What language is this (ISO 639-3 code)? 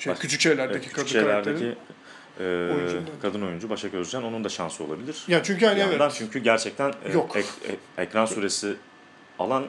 tur